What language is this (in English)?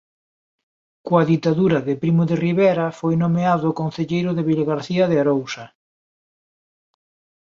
Galician